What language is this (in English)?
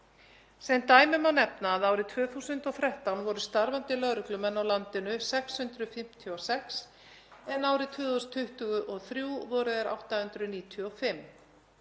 Icelandic